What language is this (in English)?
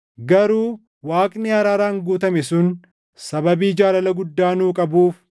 Oromo